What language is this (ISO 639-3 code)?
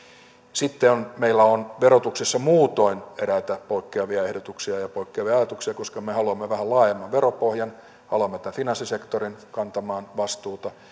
fin